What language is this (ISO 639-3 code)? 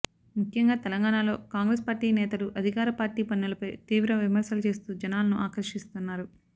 tel